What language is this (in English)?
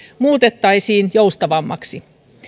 Finnish